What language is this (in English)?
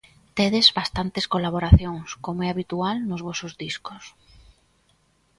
Galician